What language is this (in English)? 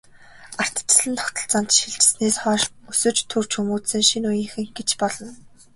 Mongolian